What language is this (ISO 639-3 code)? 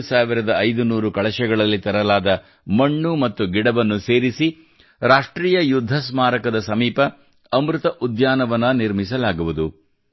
kan